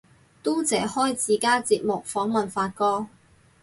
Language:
Cantonese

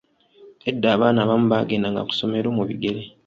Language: Ganda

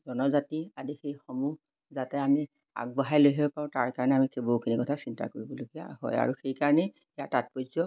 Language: Assamese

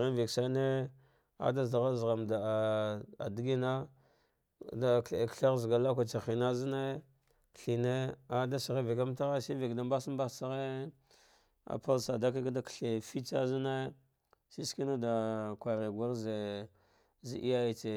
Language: Dghwede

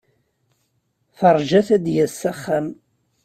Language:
Kabyle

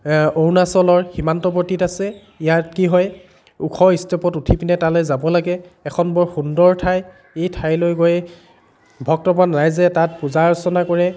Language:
Assamese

